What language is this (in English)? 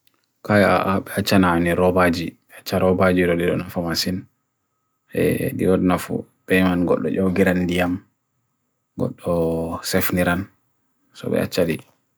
Bagirmi Fulfulde